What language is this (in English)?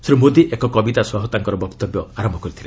Odia